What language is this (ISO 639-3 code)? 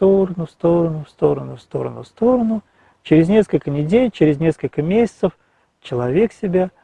rus